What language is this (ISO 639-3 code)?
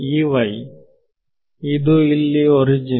kan